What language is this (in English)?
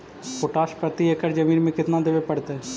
Magahi